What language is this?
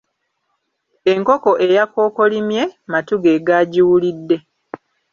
Ganda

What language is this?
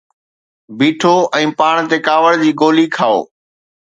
Sindhi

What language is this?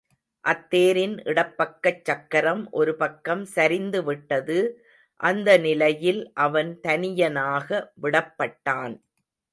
Tamil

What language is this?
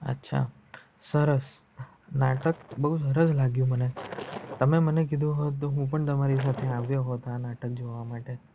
Gujarati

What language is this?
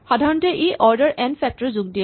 Assamese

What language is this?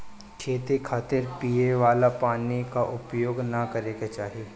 Bhojpuri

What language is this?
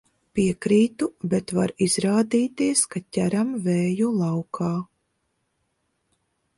Latvian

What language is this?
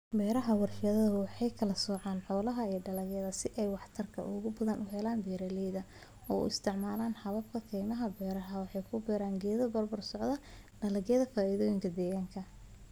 Somali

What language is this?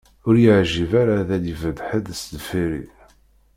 Kabyle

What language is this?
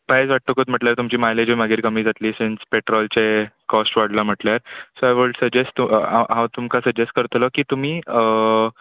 Konkani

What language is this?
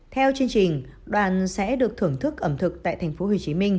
Vietnamese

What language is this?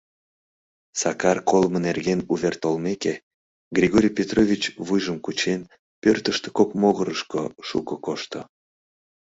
Mari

